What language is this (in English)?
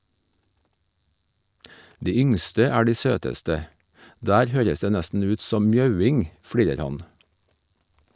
Norwegian